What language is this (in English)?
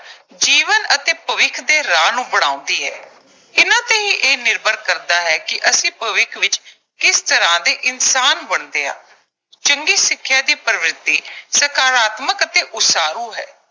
Punjabi